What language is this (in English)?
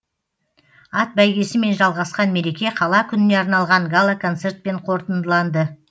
Kazakh